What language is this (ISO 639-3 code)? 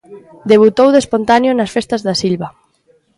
glg